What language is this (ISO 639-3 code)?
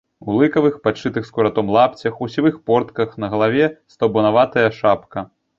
bel